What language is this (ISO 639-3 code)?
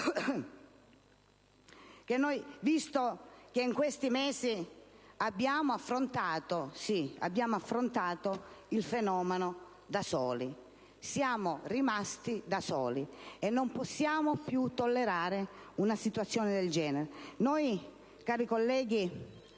ita